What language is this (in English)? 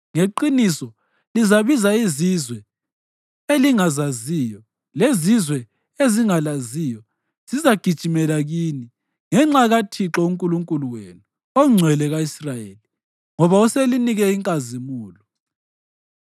North Ndebele